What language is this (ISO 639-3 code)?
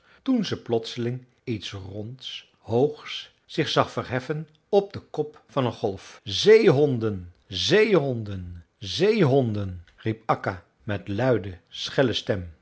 nld